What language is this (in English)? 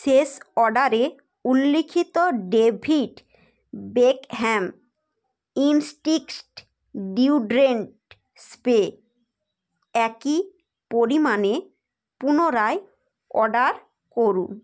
Bangla